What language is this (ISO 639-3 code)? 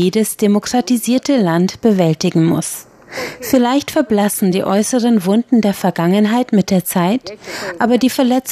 deu